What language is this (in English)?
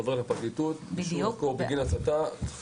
Hebrew